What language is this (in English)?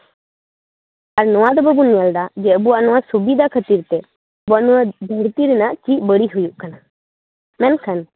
Santali